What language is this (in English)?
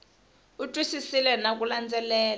Tsonga